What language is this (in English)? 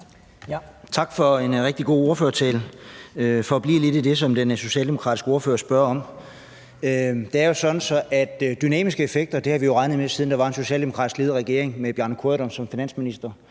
Danish